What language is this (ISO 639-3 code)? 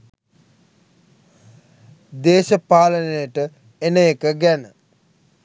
sin